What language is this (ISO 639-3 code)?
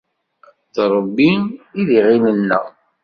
kab